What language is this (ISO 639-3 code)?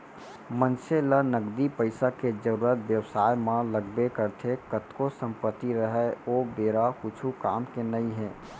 hne